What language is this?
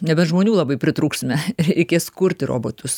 Lithuanian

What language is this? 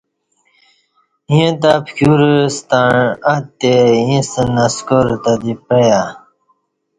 Kati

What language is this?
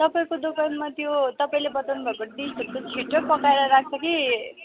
Nepali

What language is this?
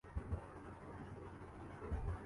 Urdu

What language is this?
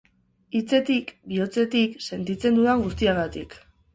Basque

